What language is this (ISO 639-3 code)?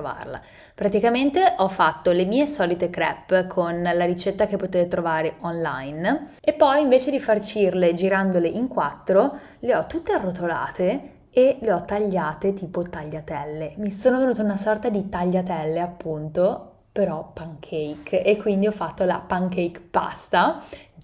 ita